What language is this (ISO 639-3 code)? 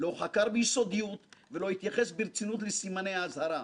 heb